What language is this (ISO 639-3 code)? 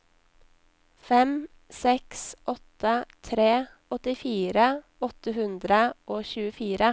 nor